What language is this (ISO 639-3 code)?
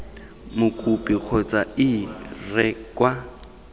tsn